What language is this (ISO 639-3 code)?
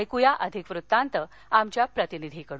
mar